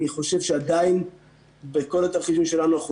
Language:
Hebrew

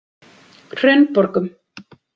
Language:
Icelandic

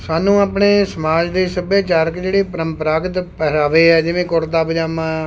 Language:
Punjabi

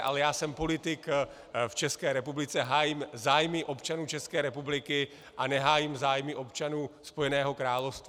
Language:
Czech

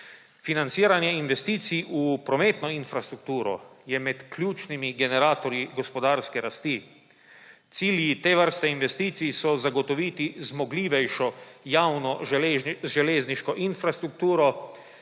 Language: Slovenian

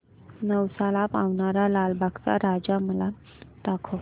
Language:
Marathi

